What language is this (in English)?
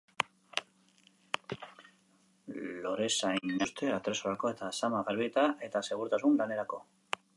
Basque